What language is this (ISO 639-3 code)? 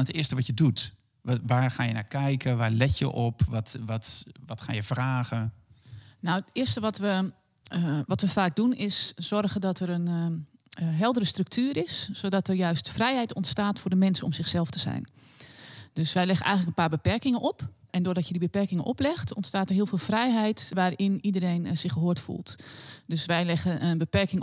nld